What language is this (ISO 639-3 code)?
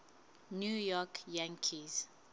sot